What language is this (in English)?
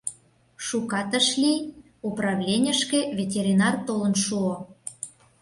Mari